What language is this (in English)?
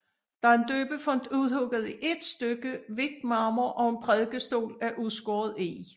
Danish